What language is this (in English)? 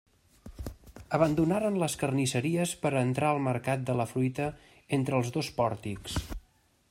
Catalan